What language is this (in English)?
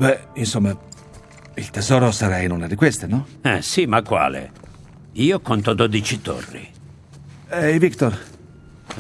Italian